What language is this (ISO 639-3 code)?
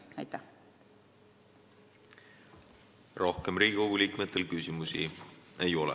est